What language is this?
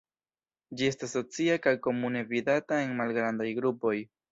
Esperanto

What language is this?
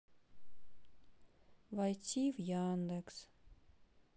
Russian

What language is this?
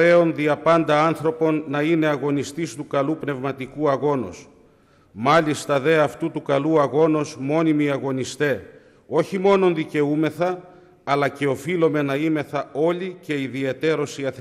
Greek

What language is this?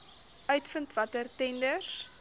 Afrikaans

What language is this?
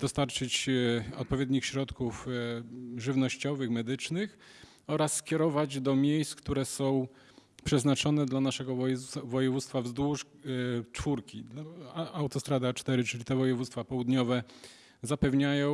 Polish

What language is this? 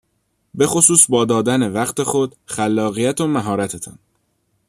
Persian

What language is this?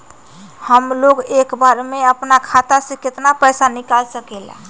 Magahi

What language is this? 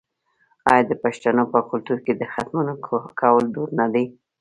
Pashto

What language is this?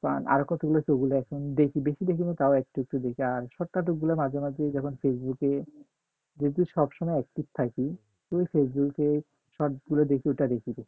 Bangla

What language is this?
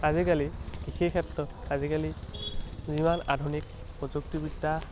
Assamese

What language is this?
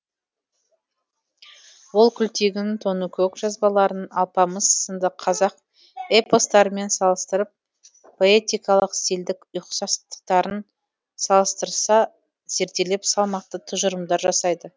Kazakh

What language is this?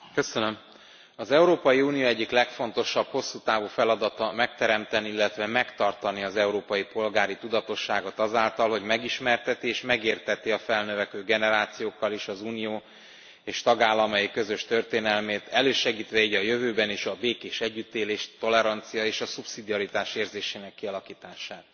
Hungarian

